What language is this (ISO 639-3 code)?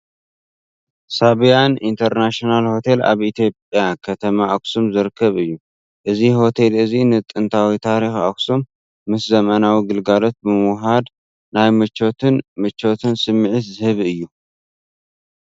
tir